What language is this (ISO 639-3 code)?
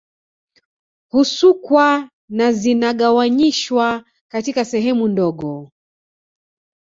swa